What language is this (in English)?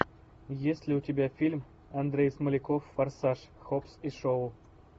Russian